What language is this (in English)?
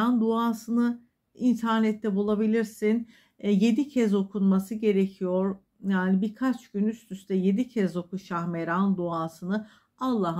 Turkish